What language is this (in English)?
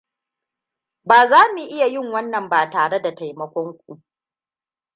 Hausa